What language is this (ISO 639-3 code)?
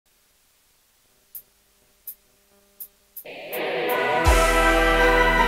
ind